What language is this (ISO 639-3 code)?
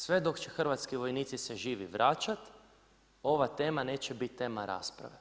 hrv